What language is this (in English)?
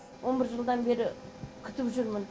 Kazakh